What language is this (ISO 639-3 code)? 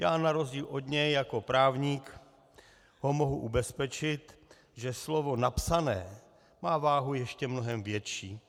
ces